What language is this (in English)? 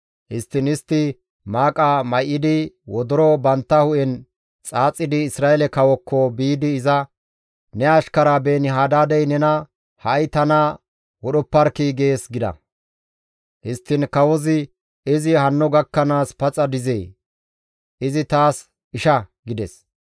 Gamo